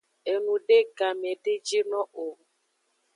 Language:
Aja (Benin)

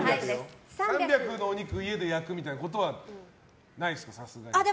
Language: Japanese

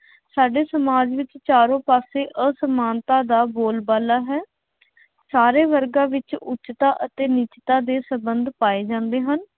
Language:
Punjabi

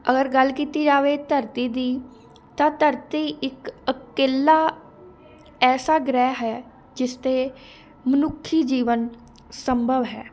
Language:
Punjabi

